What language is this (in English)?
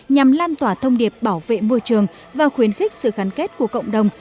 Vietnamese